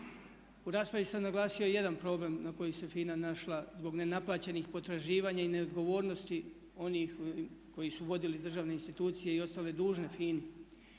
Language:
Croatian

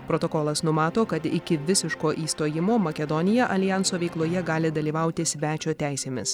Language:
Lithuanian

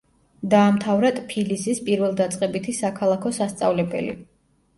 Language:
Georgian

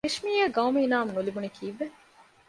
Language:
Divehi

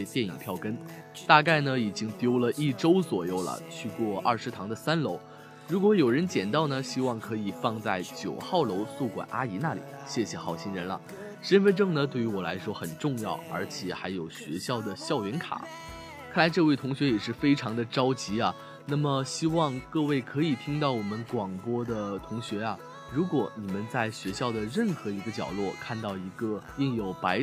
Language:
Chinese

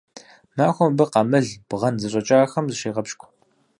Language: Kabardian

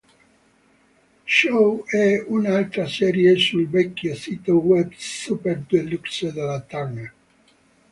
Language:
Italian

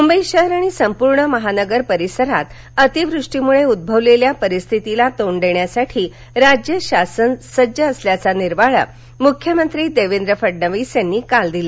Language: Marathi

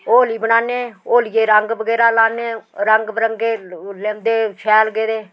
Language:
Dogri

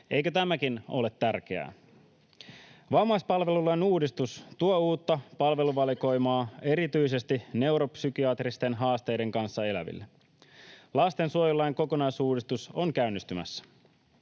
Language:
Finnish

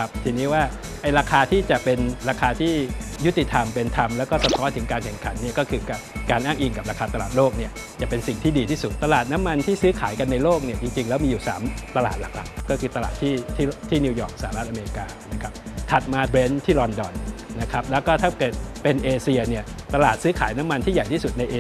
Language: Thai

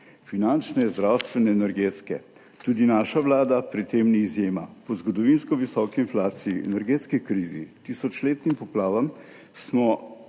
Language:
Slovenian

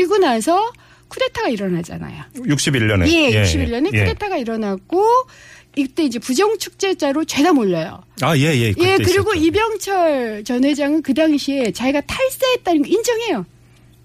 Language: Korean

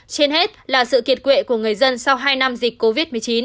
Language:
Vietnamese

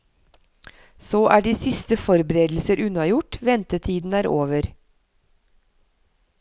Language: Norwegian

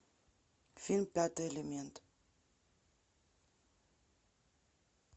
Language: Russian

